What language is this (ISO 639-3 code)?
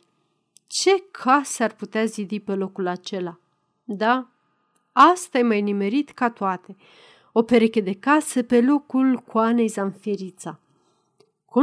ron